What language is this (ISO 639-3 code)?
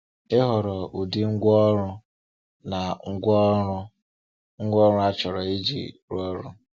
ibo